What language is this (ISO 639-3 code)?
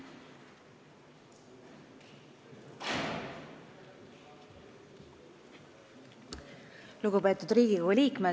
est